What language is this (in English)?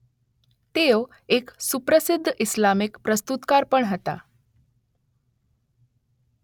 Gujarati